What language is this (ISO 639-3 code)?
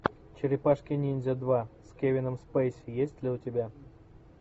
rus